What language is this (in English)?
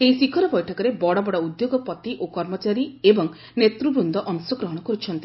Odia